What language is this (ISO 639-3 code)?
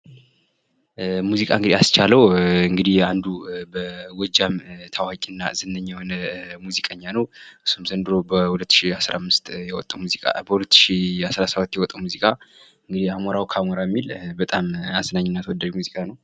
amh